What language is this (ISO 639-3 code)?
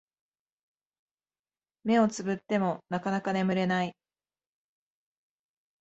jpn